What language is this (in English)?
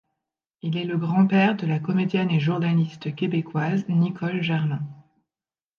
French